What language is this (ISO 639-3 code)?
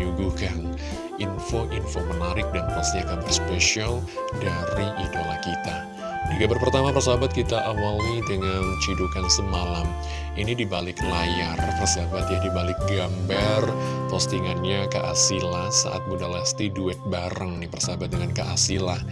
ind